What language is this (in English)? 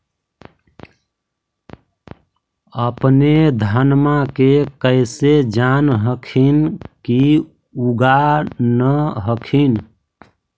Magahi